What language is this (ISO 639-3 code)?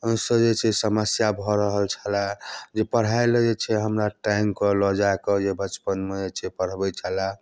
mai